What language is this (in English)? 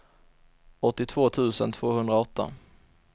Swedish